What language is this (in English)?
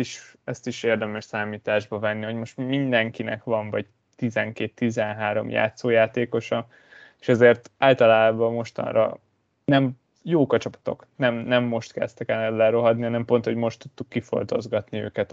Hungarian